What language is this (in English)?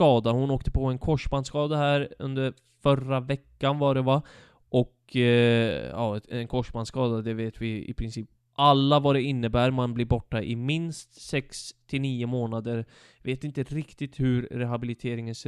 Swedish